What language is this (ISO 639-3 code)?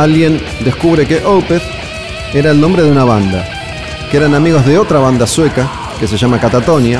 spa